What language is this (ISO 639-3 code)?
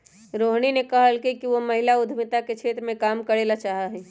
mag